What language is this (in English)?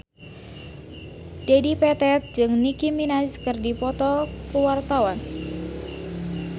Sundanese